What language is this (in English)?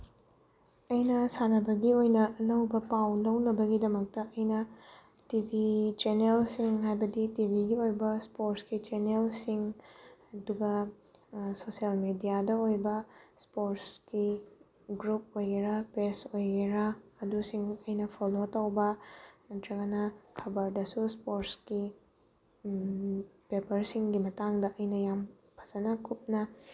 Manipuri